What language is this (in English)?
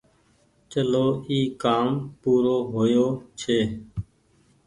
Goaria